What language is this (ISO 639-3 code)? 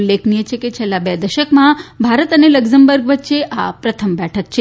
guj